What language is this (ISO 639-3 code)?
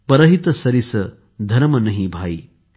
mar